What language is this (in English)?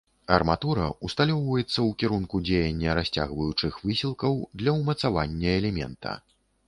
Belarusian